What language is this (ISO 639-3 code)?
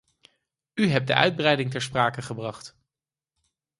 nld